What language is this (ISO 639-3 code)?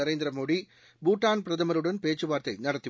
tam